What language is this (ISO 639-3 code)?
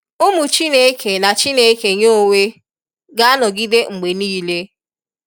ibo